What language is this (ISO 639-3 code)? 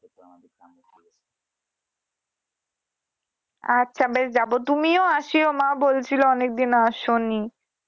ben